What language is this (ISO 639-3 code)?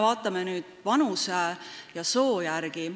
est